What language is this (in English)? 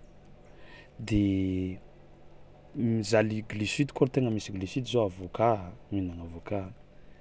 Tsimihety Malagasy